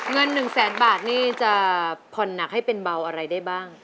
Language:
Thai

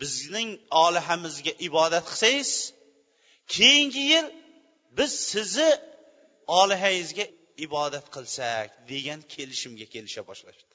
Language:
Bulgarian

